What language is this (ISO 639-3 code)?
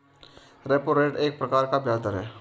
hin